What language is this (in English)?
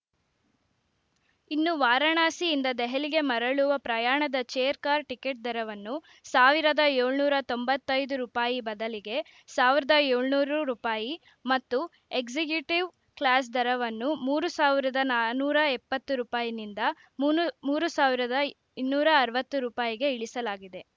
Kannada